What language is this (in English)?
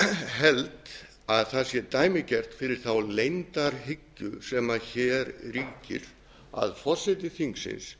Icelandic